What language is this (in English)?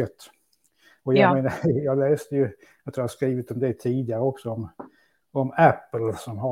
Swedish